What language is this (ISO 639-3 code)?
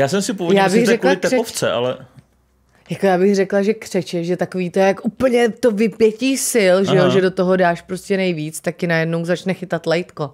ces